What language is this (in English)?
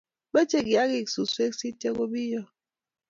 Kalenjin